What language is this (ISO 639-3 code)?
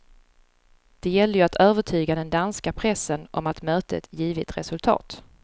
swe